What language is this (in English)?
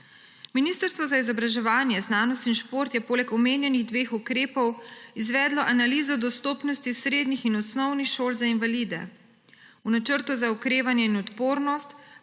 Slovenian